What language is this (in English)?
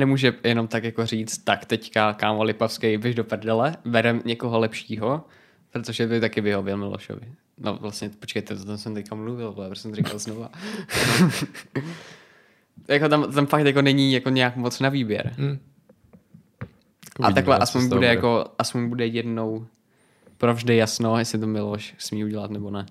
Czech